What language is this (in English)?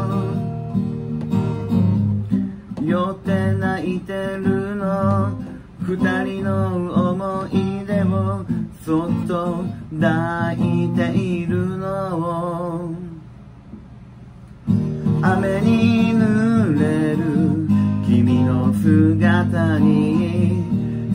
Japanese